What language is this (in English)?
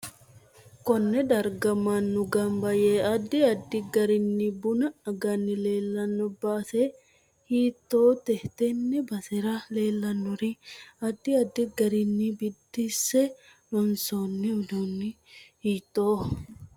Sidamo